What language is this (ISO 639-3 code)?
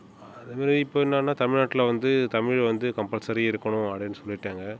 tam